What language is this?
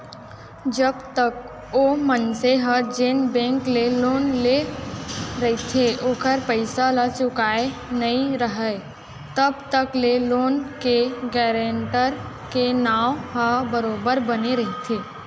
Chhattisgarhi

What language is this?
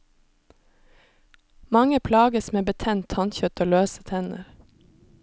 Norwegian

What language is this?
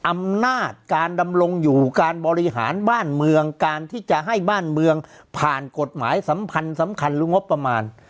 Thai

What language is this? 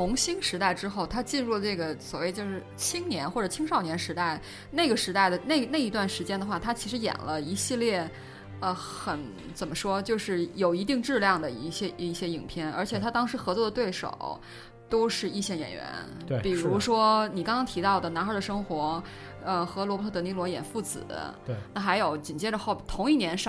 Chinese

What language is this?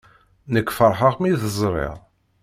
Kabyle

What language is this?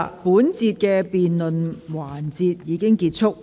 Cantonese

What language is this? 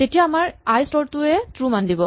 Assamese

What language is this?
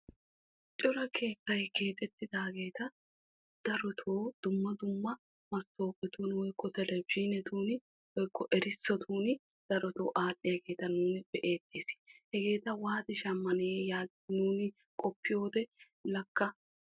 Wolaytta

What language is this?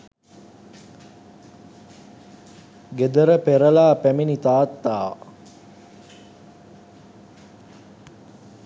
Sinhala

